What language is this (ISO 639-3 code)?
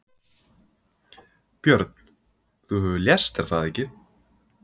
isl